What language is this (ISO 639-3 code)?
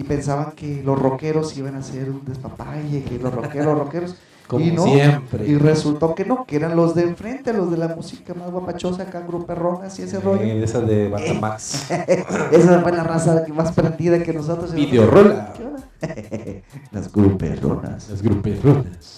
spa